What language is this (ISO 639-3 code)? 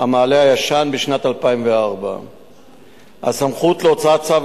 heb